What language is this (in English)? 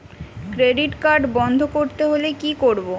Bangla